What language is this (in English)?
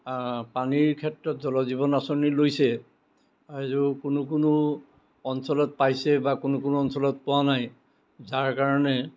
Assamese